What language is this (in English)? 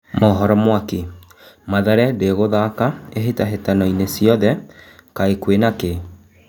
Kikuyu